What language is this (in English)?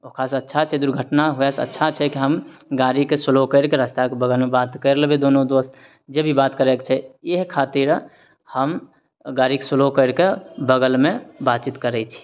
Maithili